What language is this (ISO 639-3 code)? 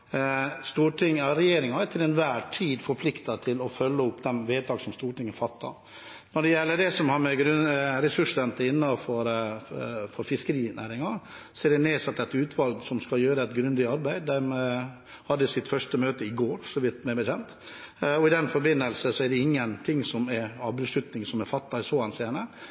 nob